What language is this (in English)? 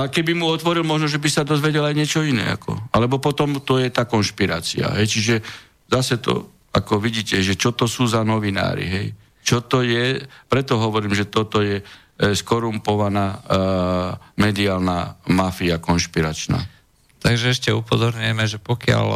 Slovak